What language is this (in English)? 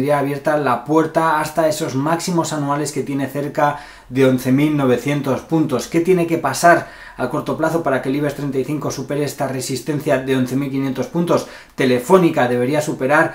Spanish